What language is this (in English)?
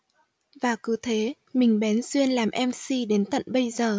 Vietnamese